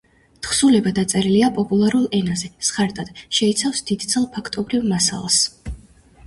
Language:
Georgian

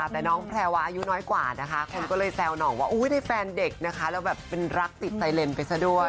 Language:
Thai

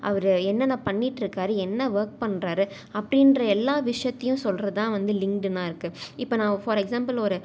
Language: Tamil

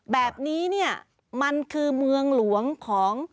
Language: Thai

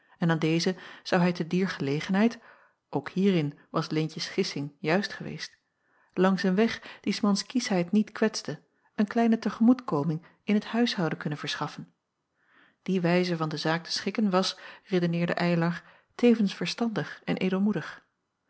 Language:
Dutch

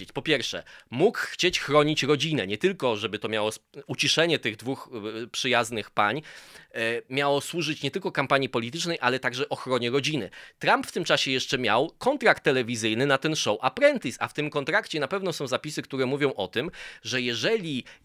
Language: Polish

